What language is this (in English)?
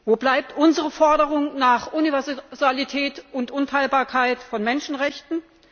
German